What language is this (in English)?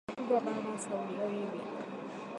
Swahili